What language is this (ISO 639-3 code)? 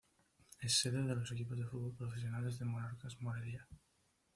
spa